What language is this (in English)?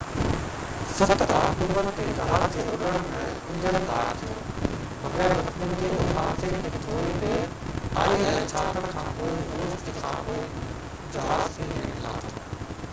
Sindhi